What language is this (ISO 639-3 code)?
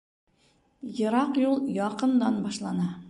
bak